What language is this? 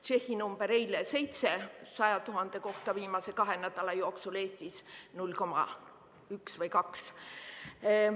Estonian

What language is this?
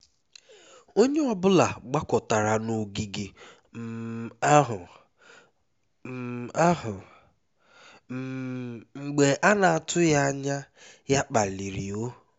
Igbo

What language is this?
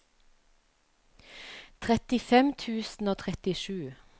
Norwegian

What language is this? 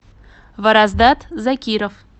Russian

